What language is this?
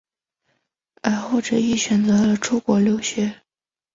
Chinese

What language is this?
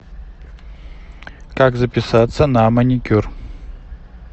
Russian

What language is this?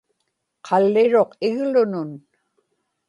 Inupiaq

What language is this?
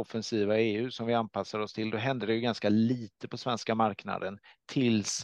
Swedish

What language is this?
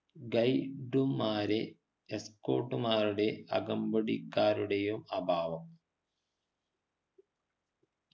Malayalam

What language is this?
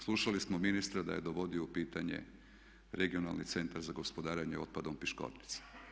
Croatian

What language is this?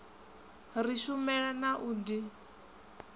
Venda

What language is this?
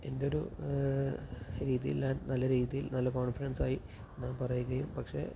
Malayalam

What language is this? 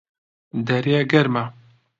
Central Kurdish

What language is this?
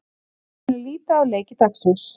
Icelandic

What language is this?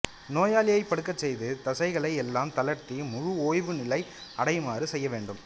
Tamil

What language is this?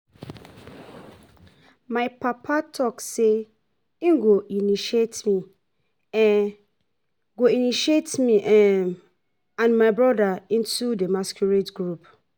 Nigerian Pidgin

